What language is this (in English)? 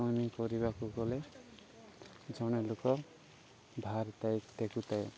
Odia